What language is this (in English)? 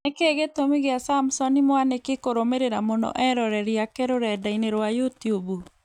Kikuyu